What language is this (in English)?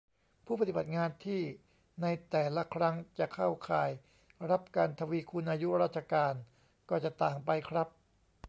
Thai